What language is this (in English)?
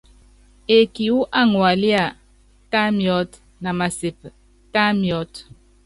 Yangben